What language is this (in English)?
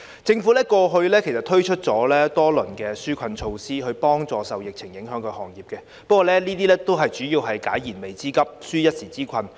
Cantonese